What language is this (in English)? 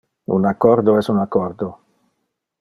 Interlingua